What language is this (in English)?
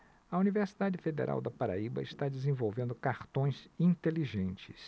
Portuguese